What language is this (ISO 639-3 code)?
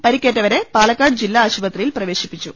mal